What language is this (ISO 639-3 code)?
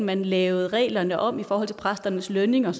dan